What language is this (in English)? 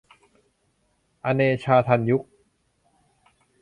Thai